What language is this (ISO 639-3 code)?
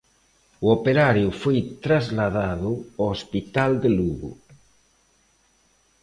glg